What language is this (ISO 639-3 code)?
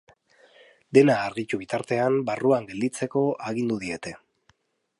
eus